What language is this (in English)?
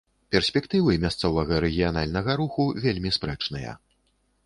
Belarusian